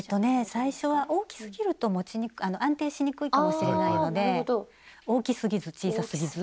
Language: Japanese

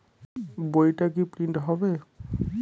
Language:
Bangla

